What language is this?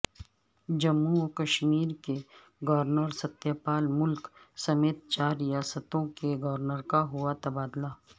Urdu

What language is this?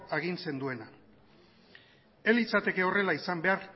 Basque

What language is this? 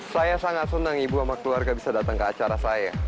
Indonesian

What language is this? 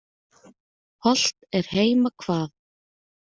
Icelandic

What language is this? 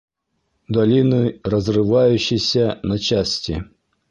Bashkir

